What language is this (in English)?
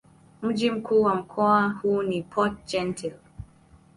Swahili